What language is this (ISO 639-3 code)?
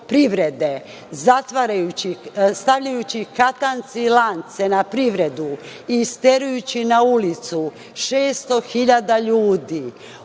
srp